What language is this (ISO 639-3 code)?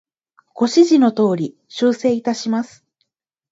jpn